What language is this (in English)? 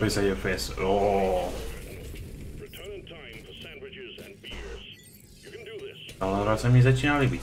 Slovak